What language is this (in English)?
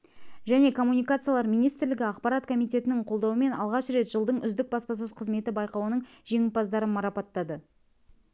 Kazakh